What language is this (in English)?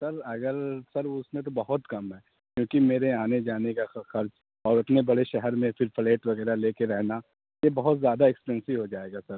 Urdu